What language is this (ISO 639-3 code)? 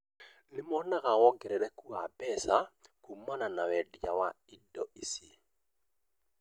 kik